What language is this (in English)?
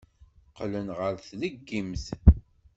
Kabyle